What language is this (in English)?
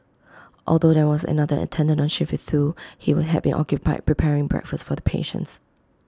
English